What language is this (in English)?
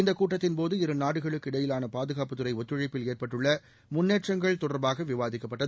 Tamil